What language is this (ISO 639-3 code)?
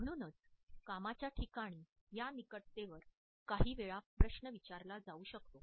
mar